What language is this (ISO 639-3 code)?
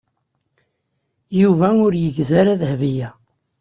kab